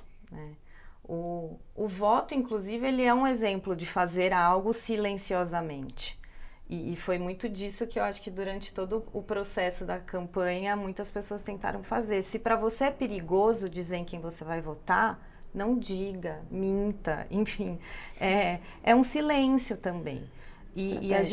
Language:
Portuguese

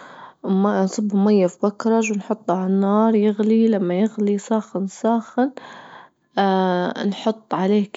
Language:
Libyan Arabic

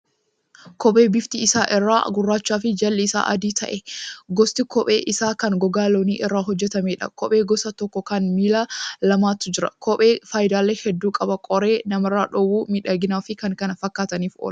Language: Oromo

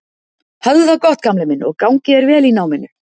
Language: Icelandic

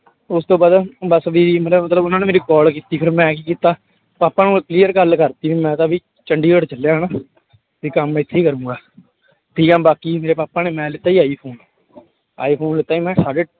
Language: Punjabi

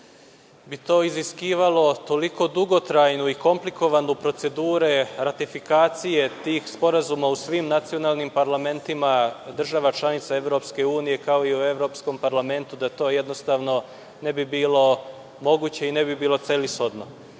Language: Serbian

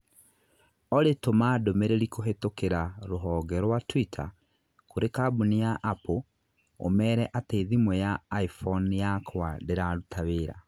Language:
Kikuyu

